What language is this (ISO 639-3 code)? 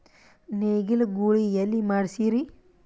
kan